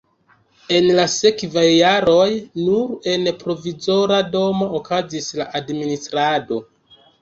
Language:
Esperanto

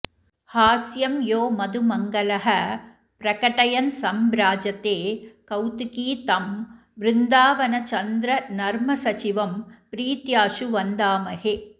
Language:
Sanskrit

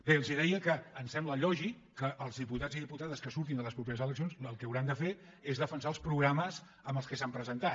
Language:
Catalan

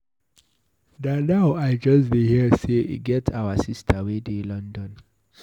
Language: Nigerian Pidgin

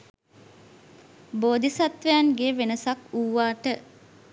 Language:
Sinhala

